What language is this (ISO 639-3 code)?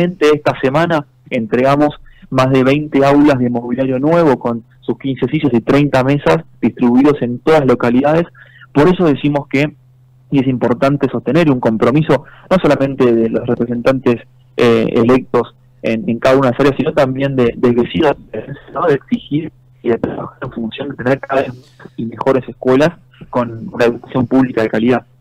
spa